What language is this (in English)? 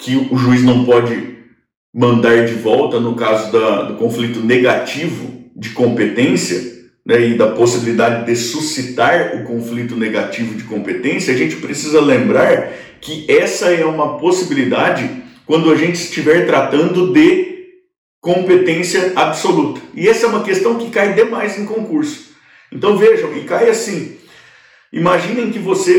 Portuguese